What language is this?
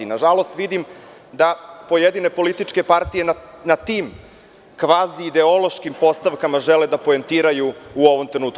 Serbian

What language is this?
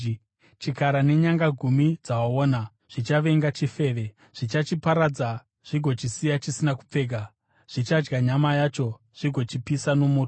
Shona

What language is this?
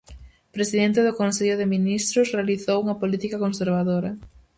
Galician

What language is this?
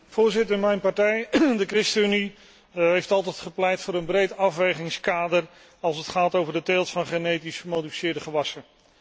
Dutch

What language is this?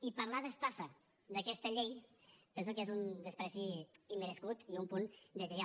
Catalan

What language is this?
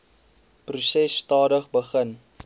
Afrikaans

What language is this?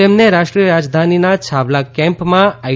Gujarati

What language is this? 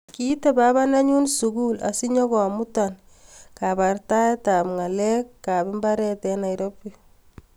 Kalenjin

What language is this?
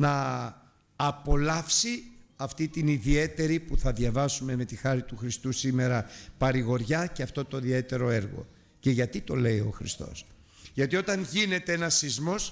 Greek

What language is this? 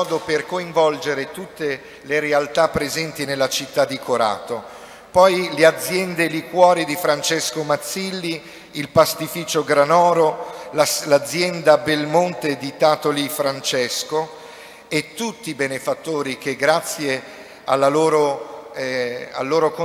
Italian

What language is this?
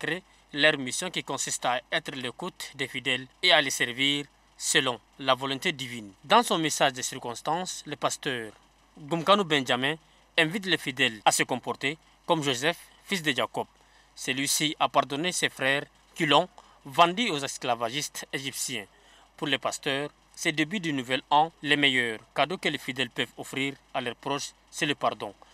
French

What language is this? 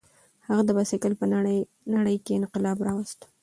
Pashto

